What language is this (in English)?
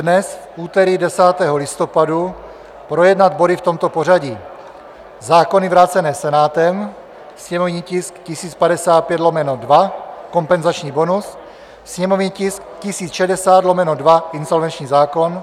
Czech